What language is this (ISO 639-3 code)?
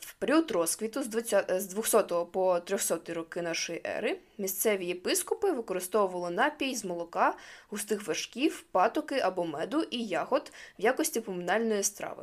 ukr